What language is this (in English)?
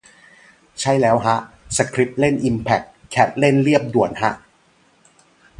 Thai